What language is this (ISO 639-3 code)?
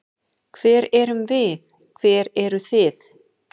isl